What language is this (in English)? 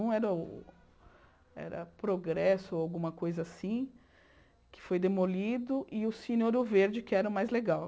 Portuguese